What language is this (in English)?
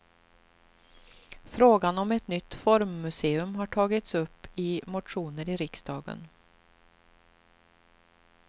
Swedish